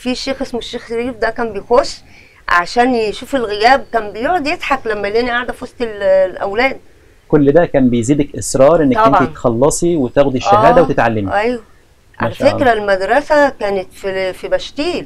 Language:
Arabic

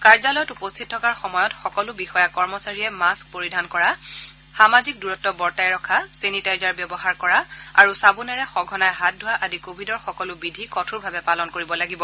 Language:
Assamese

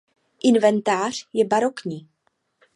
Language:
Czech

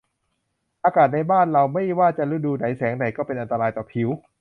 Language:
Thai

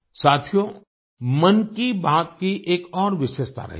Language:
Hindi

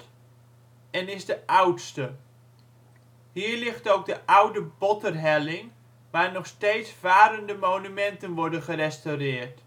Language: Dutch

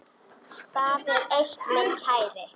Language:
Icelandic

